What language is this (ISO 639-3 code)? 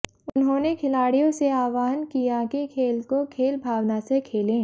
hin